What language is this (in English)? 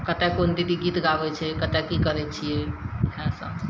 Maithili